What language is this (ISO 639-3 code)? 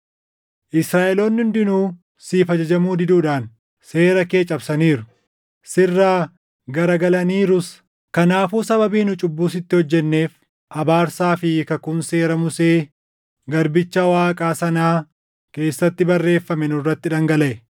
orm